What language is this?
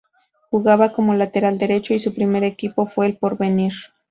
Spanish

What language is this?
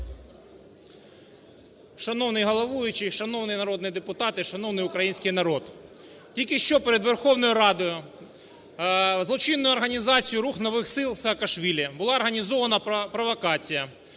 Ukrainian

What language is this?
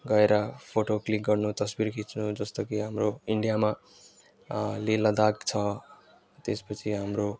Nepali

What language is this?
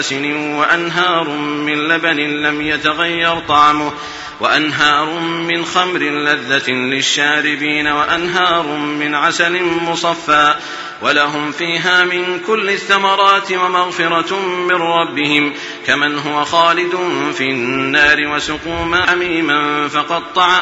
Arabic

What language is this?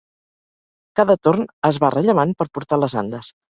Catalan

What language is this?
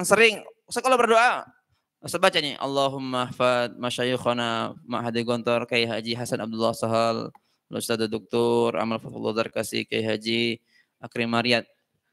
Indonesian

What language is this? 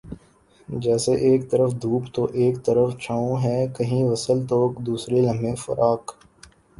Urdu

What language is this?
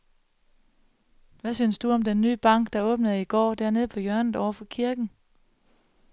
Danish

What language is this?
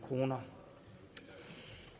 Danish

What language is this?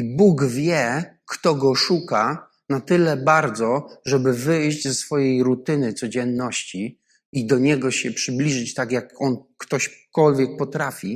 Polish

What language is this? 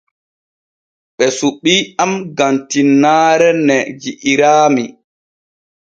Borgu Fulfulde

